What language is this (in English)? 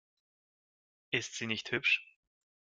German